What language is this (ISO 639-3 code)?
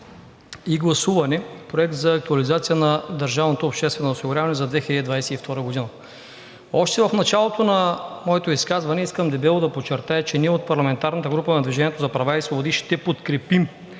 bul